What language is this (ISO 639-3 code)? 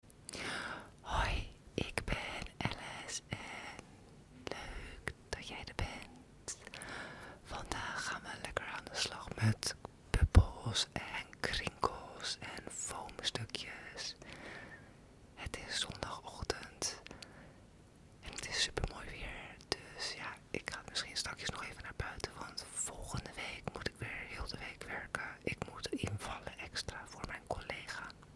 nld